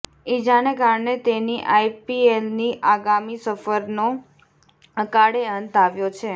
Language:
Gujarati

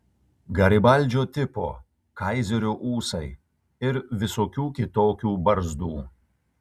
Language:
Lithuanian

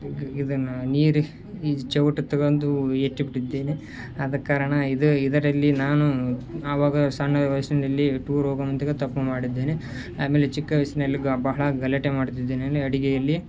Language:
Kannada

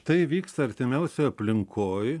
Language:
Lithuanian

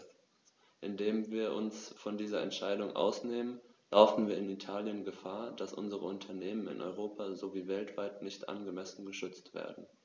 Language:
German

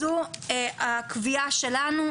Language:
Hebrew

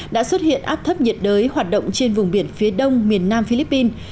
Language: Vietnamese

